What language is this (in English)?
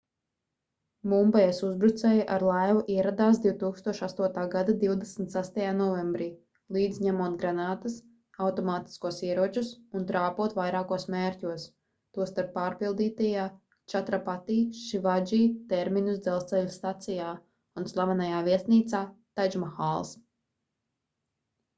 Latvian